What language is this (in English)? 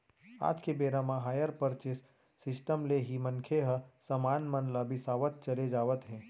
Chhattisgarhi